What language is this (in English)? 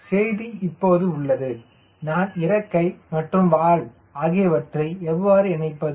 Tamil